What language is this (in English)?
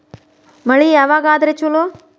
Kannada